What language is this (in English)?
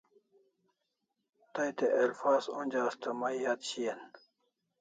Kalasha